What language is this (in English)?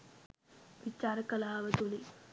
Sinhala